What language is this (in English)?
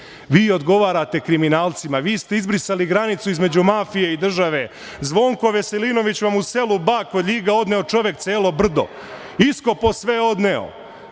Serbian